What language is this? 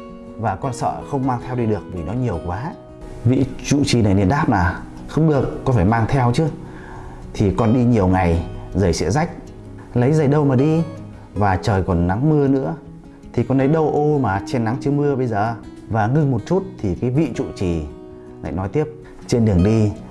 Vietnamese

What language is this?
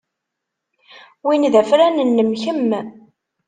Kabyle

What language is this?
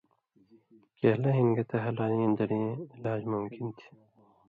Indus Kohistani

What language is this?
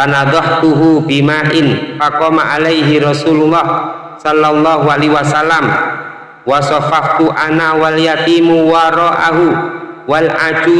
Indonesian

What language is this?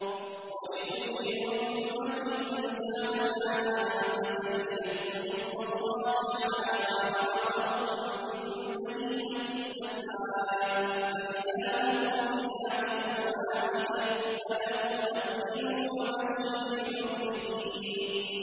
Arabic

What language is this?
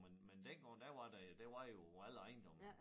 Danish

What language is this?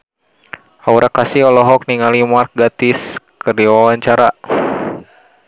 Sundanese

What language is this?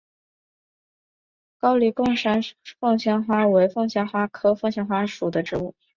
Chinese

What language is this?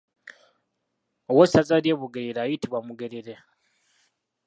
Ganda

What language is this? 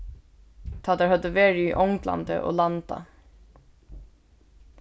Faroese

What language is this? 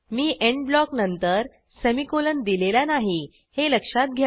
Marathi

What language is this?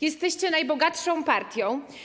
Polish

